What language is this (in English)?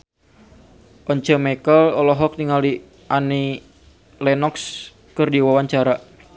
Sundanese